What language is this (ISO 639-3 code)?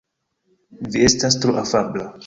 epo